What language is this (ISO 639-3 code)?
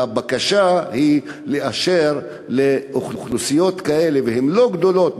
heb